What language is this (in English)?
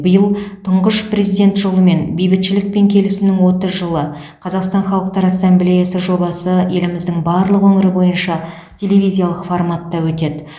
Kazakh